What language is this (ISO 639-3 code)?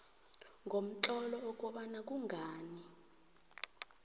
nbl